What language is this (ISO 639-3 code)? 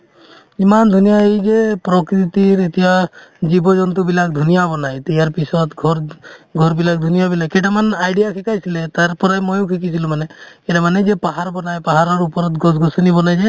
asm